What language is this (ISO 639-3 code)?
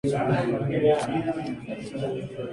spa